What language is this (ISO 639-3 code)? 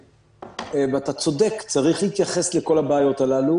heb